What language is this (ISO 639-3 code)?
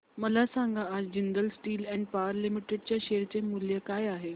mar